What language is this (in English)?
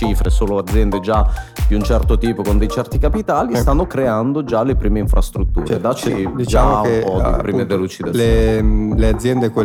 Italian